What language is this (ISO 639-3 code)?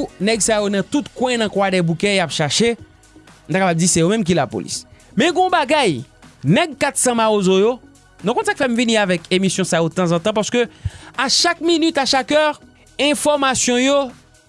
fra